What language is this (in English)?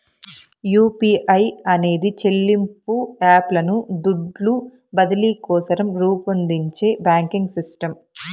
Telugu